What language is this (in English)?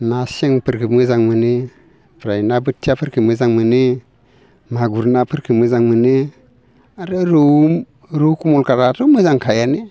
Bodo